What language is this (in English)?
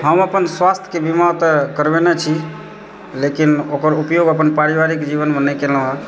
Maithili